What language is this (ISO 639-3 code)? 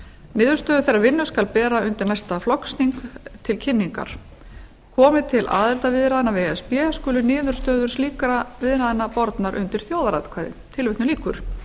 isl